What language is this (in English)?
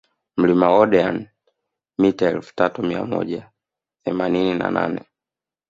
Swahili